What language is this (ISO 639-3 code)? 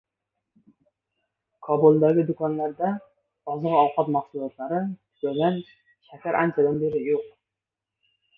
uzb